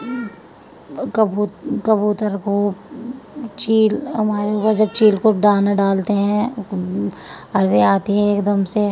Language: Urdu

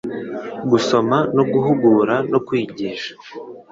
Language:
Kinyarwanda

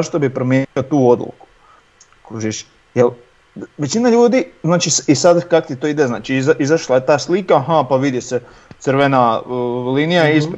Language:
Croatian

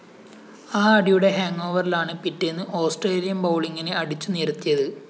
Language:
Malayalam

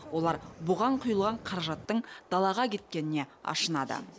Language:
Kazakh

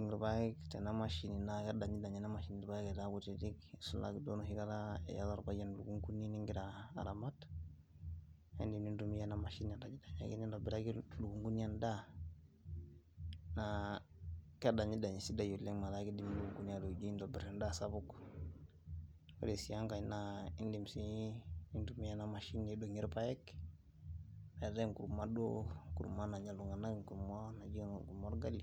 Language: Masai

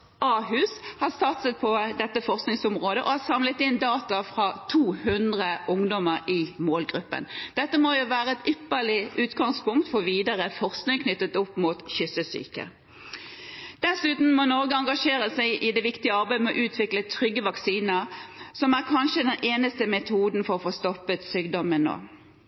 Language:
Norwegian Bokmål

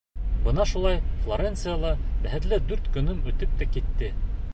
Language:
Bashkir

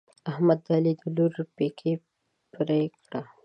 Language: Pashto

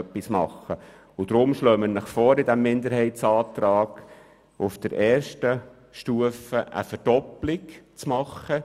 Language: Swiss German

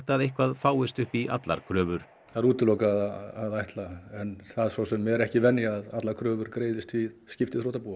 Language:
Icelandic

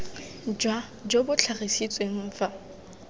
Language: Tswana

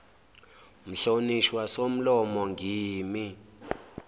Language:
Zulu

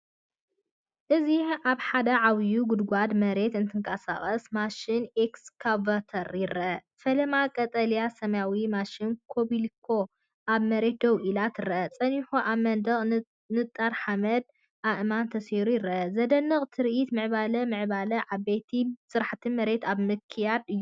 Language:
Tigrinya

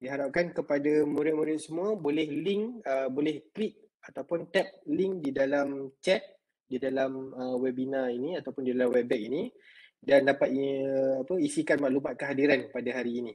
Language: Malay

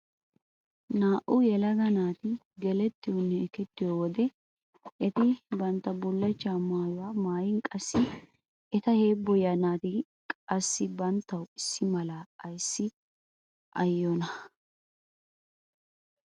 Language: Wolaytta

